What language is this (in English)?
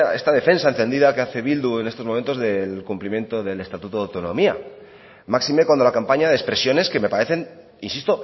Spanish